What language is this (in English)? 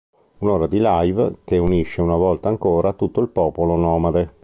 Italian